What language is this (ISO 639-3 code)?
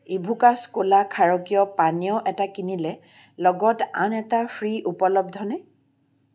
asm